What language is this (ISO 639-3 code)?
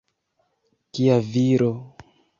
epo